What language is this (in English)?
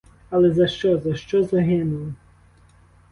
Ukrainian